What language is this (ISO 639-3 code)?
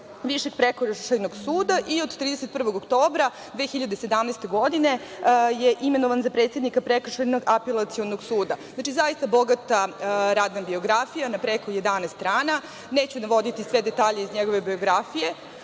srp